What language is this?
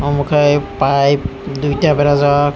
Kok Borok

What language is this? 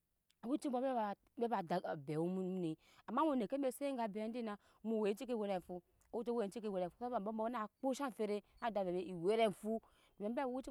Nyankpa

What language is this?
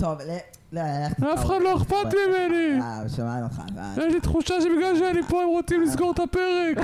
Hebrew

